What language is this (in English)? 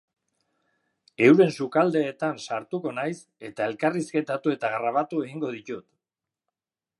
Basque